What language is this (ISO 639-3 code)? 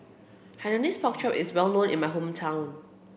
eng